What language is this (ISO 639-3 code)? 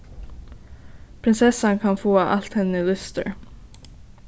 fao